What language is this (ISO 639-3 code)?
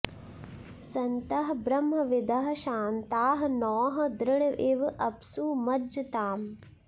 san